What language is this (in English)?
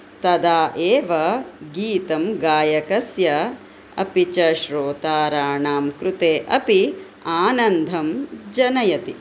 Sanskrit